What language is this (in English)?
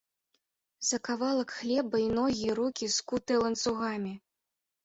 Belarusian